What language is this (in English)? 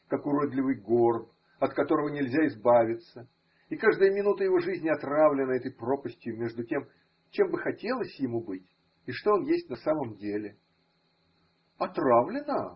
Russian